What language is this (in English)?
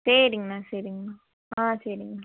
Tamil